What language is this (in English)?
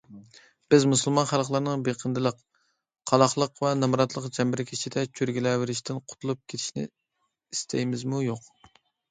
Uyghur